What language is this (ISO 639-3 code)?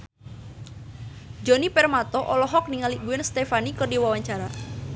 sun